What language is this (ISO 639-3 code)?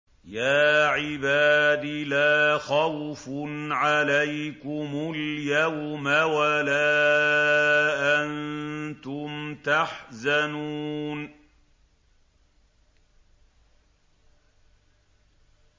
ara